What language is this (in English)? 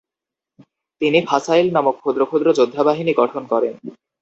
Bangla